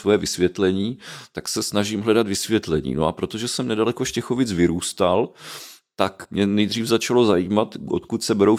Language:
Czech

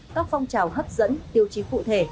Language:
Vietnamese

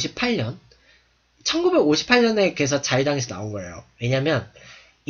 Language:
Korean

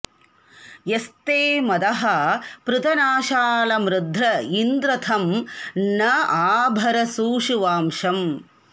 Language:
Sanskrit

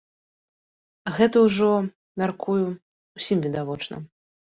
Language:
Belarusian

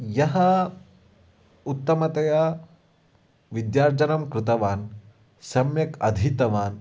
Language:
Sanskrit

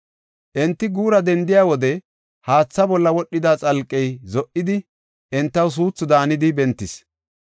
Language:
Gofa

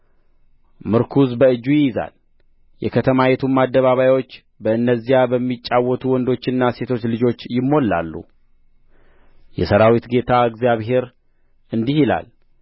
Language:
Amharic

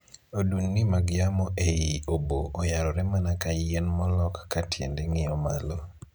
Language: Luo (Kenya and Tanzania)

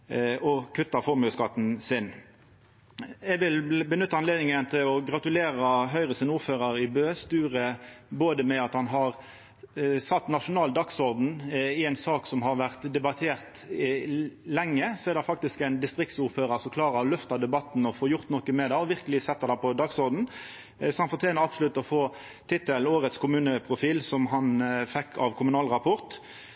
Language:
Norwegian Nynorsk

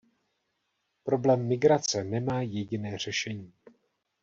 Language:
Czech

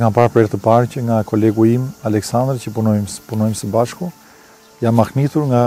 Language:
Romanian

